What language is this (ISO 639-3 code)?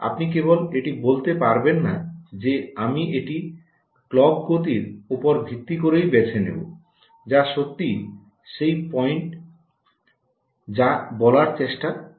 ben